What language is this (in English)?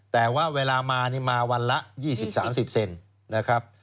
Thai